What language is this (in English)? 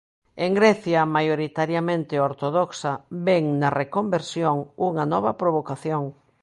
Galician